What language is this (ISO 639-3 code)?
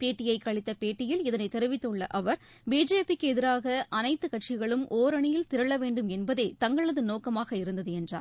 tam